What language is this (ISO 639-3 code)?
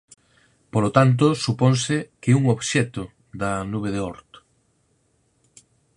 glg